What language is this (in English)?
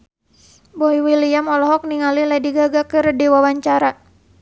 Sundanese